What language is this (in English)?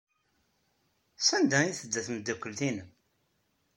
Kabyle